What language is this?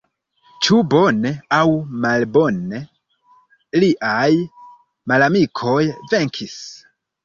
Esperanto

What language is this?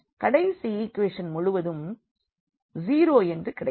Tamil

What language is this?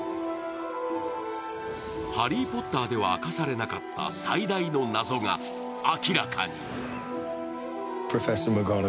Japanese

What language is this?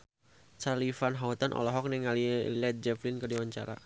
Sundanese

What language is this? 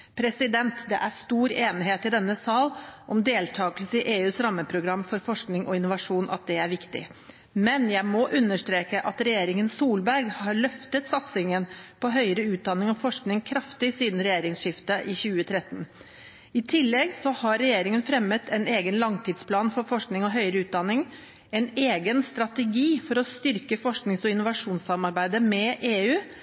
Norwegian Bokmål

